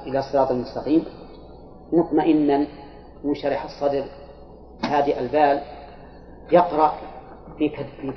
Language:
Arabic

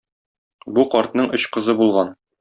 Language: Tatar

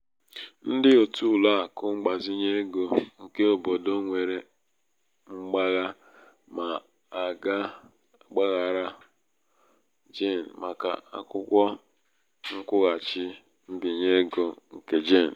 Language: Igbo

